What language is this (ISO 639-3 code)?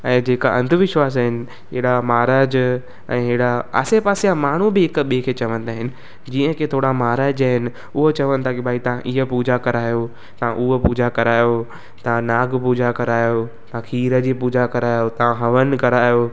snd